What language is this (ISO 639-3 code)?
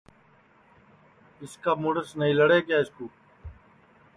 ssi